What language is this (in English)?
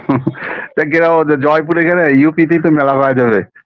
Bangla